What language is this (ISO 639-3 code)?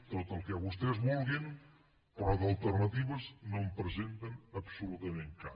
cat